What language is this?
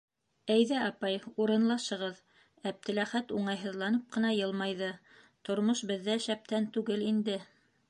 Bashkir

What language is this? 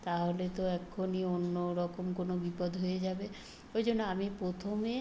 Bangla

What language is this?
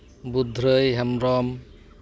Santali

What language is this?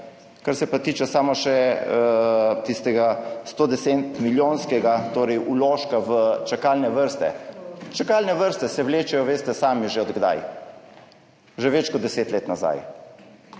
Slovenian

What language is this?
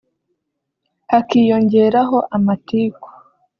Kinyarwanda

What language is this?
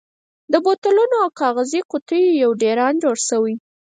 Pashto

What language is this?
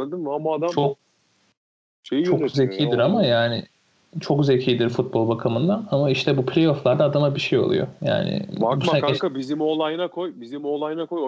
Turkish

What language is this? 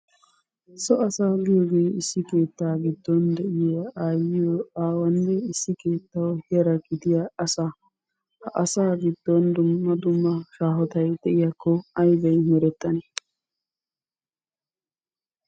Wolaytta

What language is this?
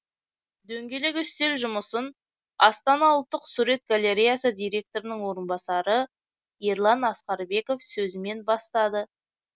Kazakh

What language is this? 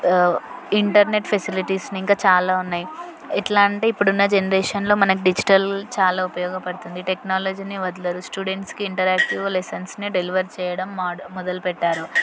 Telugu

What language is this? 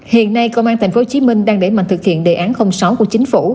Vietnamese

